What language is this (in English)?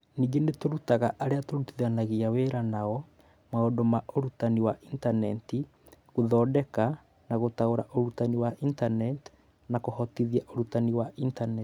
Kikuyu